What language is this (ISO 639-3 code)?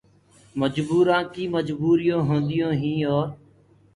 ggg